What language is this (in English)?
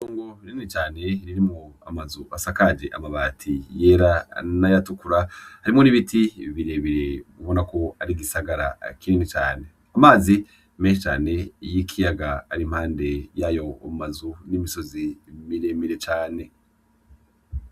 Rundi